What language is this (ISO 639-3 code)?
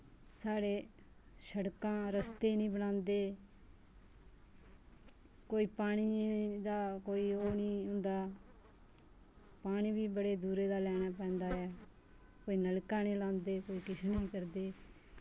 doi